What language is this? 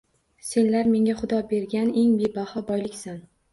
Uzbek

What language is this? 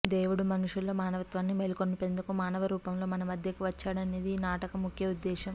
Telugu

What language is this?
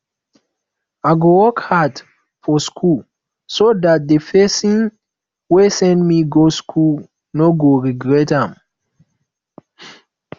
Nigerian Pidgin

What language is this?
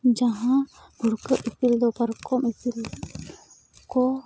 Santali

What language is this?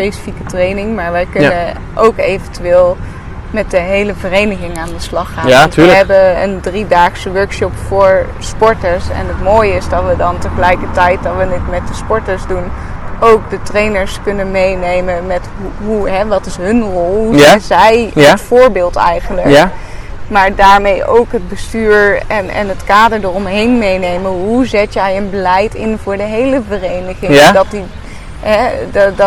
Dutch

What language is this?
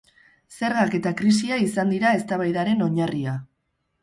Basque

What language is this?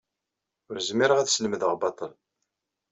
Kabyle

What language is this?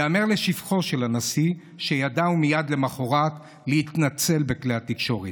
Hebrew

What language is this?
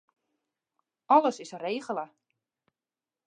Western Frisian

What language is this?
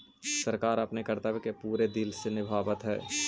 Magahi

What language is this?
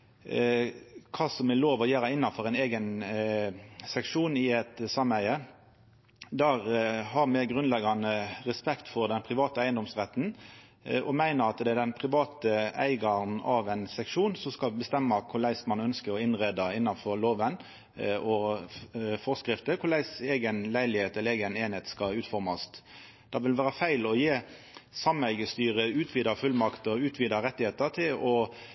Norwegian Nynorsk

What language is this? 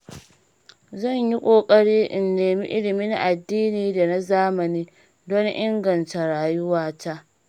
Hausa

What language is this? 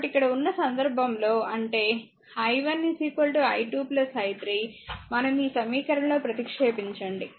Telugu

